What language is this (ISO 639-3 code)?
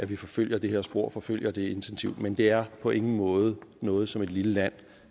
dan